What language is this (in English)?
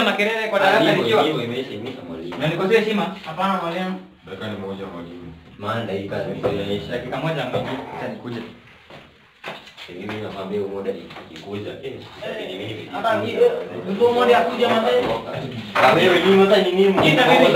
Indonesian